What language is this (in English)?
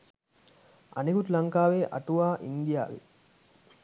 Sinhala